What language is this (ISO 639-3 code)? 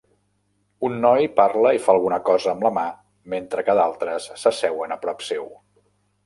cat